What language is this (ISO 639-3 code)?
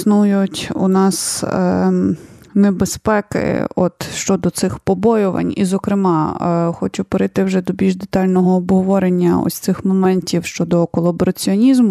ukr